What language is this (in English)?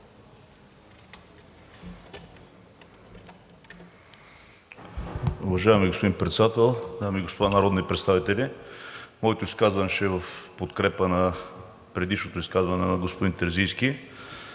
Bulgarian